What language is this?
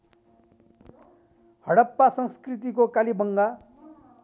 Nepali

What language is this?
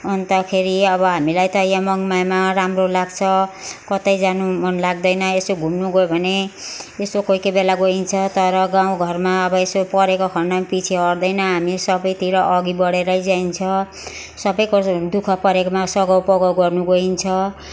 Nepali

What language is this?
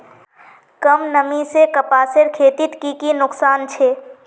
Magahi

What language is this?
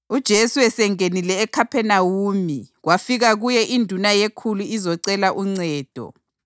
North Ndebele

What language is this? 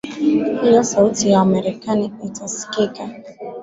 Swahili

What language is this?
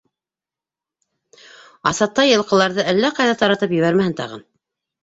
Bashkir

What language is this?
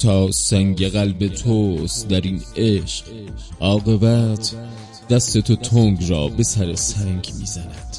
Persian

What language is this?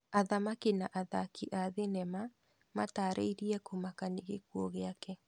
Kikuyu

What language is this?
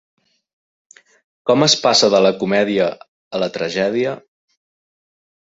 Catalan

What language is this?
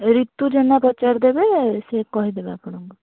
Odia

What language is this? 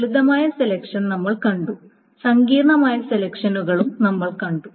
Malayalam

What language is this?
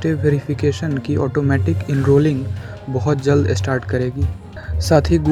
Hindi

